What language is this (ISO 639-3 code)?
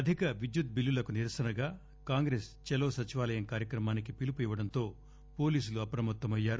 tel